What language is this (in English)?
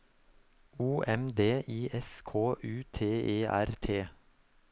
Norwegian